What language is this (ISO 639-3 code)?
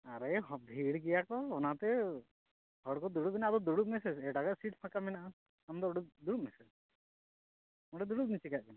sat